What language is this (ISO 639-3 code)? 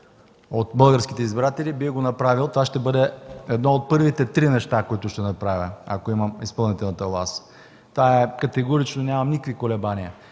bul